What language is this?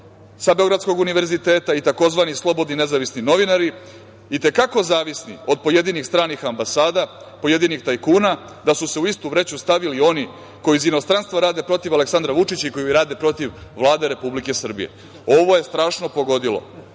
Serbian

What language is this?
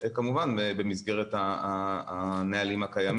Hebrew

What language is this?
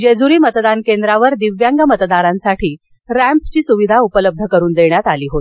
Marathi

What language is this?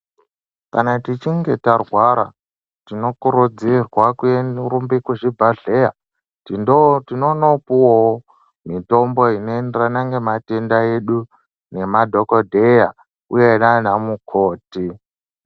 Ndau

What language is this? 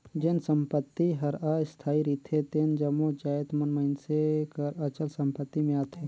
Chhattisgarhi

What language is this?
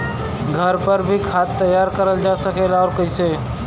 Bhojpuri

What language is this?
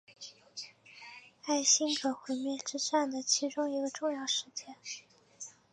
Chinese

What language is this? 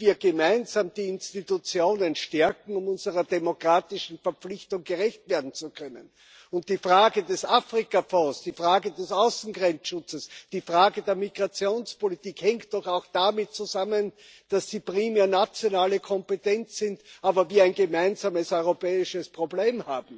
German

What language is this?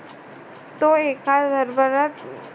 Marathi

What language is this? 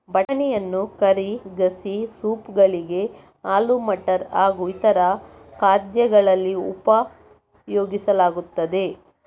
Kannada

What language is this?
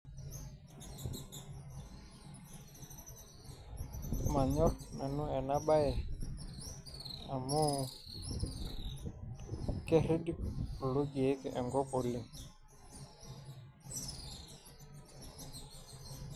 Masai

